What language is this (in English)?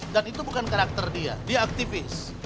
Indonesian